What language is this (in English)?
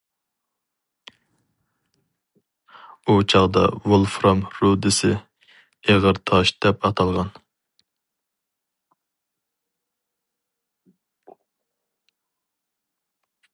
Uyghur